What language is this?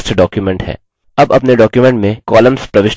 Hindi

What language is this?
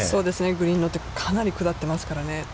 Japanese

